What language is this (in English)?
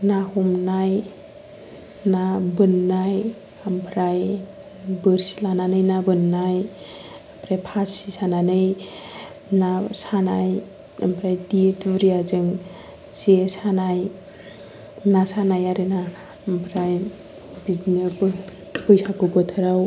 Bodo